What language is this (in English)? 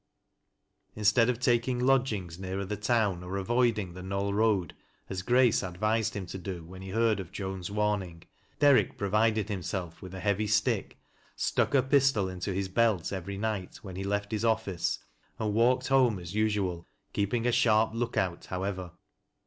English